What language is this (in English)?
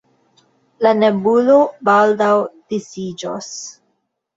Esperanto